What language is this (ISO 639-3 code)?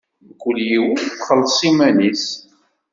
kab